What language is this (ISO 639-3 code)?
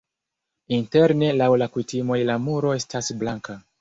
epo